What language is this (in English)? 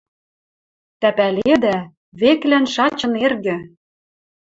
Western Mari